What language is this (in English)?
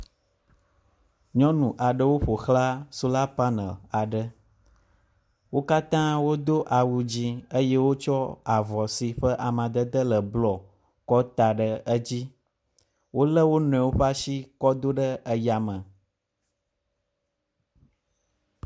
Ewe